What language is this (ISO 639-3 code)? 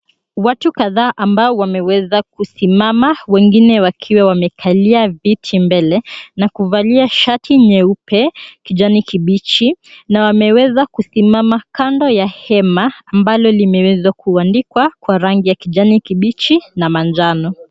swa